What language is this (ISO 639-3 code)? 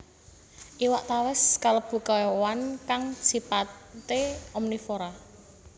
jav